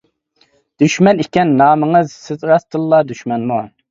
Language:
Uyghur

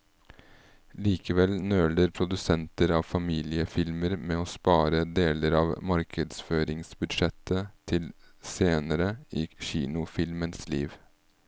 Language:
Norwegian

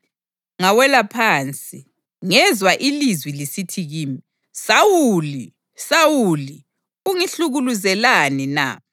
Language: North Ndebele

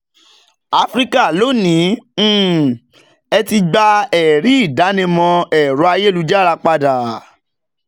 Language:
Yoruba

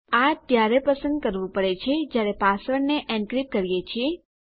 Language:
Gujarati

